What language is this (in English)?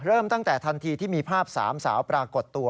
Thai